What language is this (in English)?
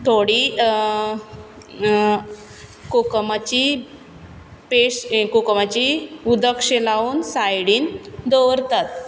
Konkani